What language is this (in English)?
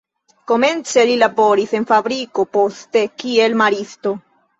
Esperanto